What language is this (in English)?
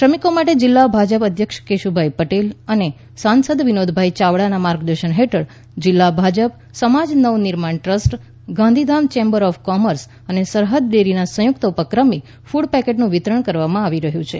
Gujarati